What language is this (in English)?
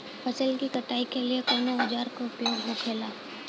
Bhojpuri